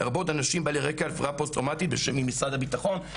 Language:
Hebrew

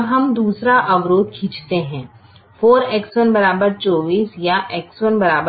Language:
Hindi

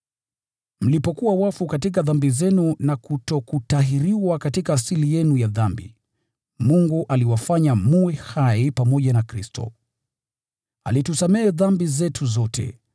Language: Swahili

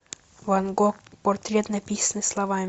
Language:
Russian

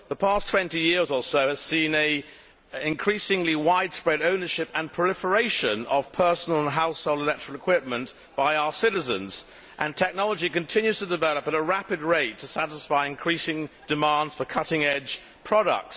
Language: English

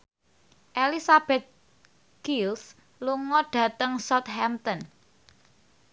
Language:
Javanese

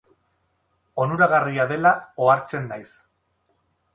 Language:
Basque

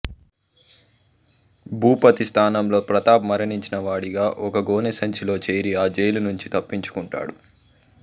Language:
Telugu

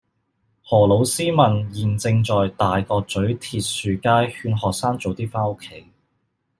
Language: Cantonese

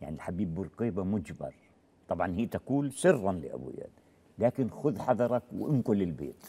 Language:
Arabic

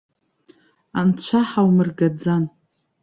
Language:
Abkhazian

